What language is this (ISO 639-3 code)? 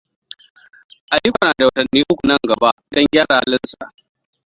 hau